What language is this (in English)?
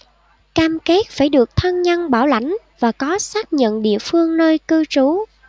Vietnamese